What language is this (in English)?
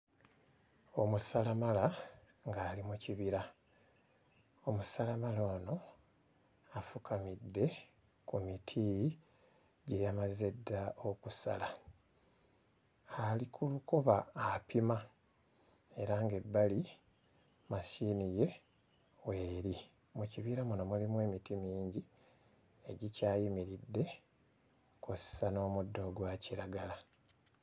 Ganda